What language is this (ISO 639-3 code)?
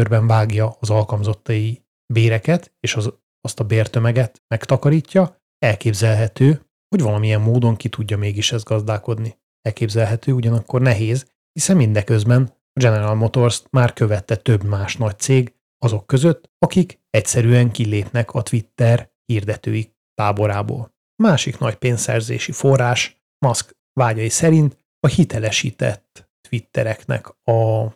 hun